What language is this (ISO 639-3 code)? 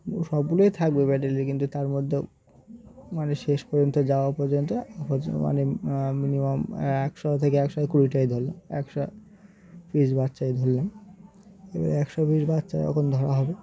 ben